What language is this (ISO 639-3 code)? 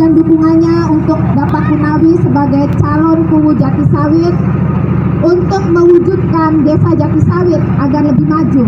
ind